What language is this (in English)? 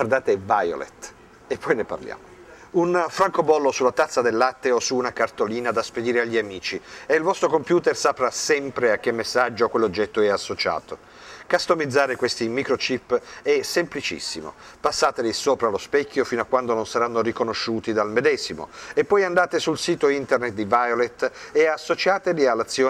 Italian